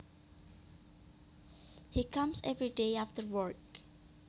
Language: Javanese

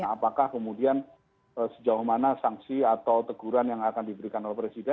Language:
Indonesian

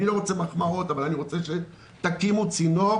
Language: Hebrew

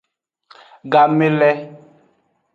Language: Aja (Benin)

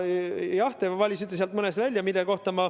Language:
Estonian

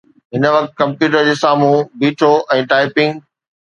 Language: Sindhi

